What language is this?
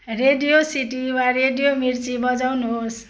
Nepali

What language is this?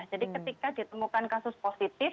Indonesian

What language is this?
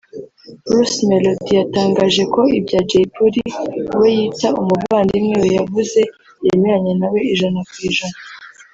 Kinyarwanda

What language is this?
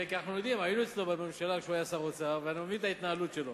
Hebrew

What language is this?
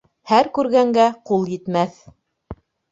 Bashkir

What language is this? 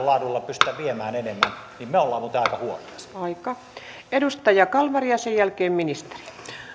Finnish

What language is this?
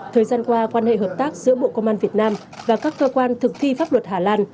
Vietnamese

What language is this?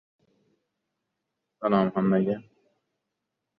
Uzbek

